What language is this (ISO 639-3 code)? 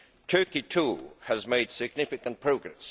eng